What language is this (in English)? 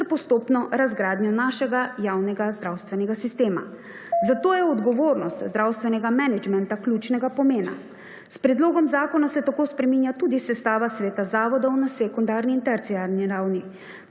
Slovenian